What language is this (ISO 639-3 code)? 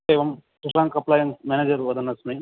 san